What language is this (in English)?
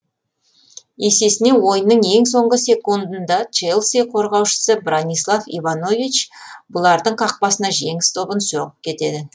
Kazakh